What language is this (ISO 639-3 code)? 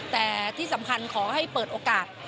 tha